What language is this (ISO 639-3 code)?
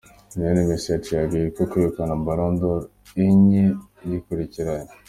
kin